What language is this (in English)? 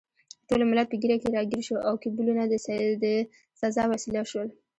Pashto